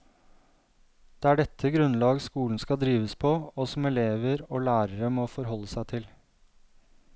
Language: Norwegian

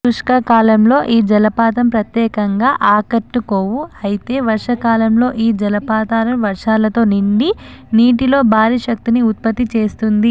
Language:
Telugu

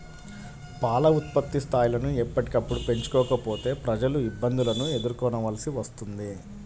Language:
Telugu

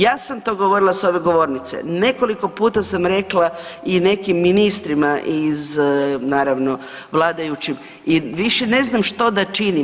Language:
Croatian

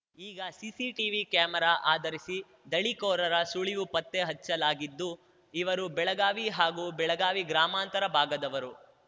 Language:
Kannada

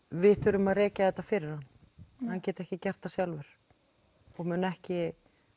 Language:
Icelandic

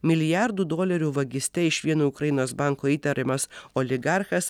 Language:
Lithuanian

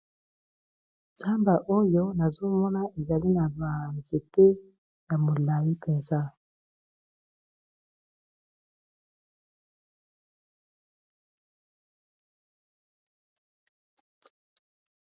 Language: Lingala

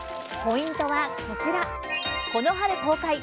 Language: Japanese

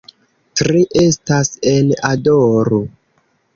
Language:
Esperanto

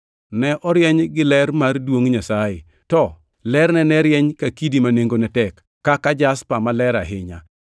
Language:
Luo (Kenya and Tanzania)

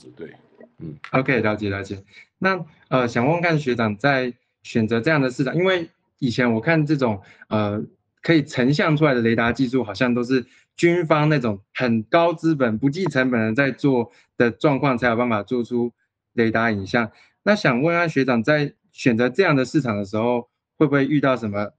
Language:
Chinese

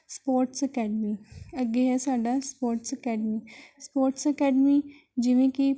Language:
Punjabi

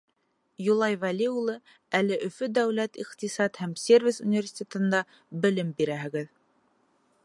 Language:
Bashkir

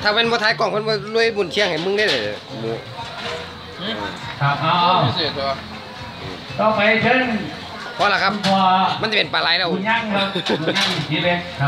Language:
Thai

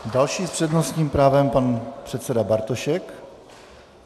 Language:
Czech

